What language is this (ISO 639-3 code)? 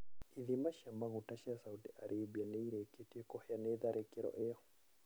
kik